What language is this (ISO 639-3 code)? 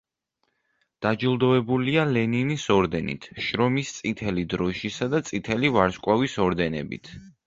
kat